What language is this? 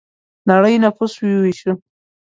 Pashto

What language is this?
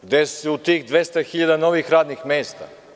Serbian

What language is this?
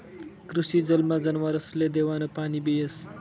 Marathi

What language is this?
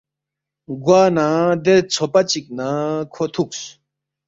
Balti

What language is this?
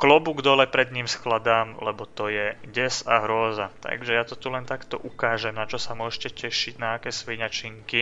Slovak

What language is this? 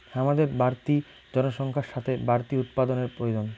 Bangla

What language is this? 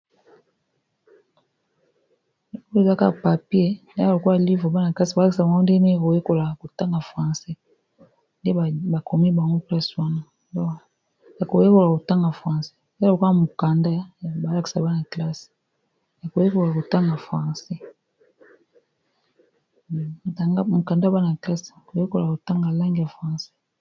Lingala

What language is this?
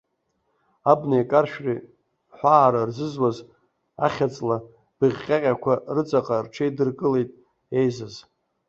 Abkhazian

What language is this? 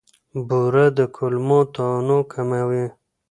Pashto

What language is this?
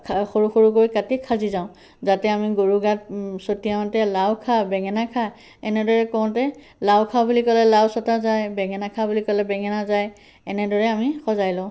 Assamese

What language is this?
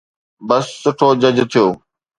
Sindhi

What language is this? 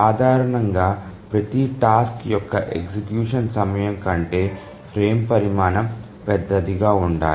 Telugu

